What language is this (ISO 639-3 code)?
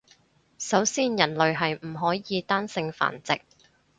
yue